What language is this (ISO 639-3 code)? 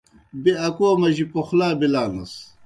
plk